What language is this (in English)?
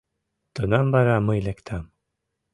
Mari